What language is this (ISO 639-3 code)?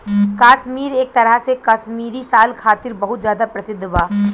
bho